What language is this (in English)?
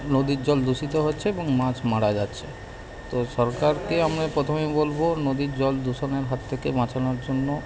Bangla